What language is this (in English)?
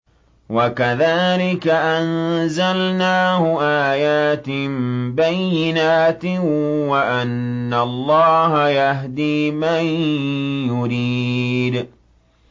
Arabic